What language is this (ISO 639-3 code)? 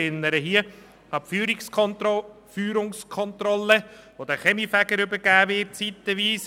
gsw